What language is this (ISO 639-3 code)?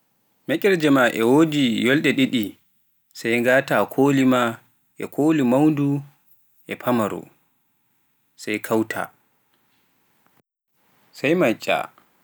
fuf